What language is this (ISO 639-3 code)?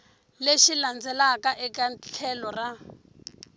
tso